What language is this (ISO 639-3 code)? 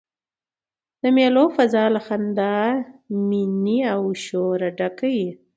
pus